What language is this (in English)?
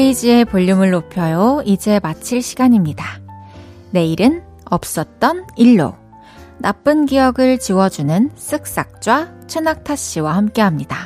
Korean